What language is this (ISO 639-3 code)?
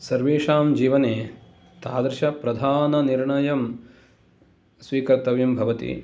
san